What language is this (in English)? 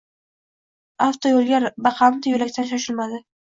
Uzbek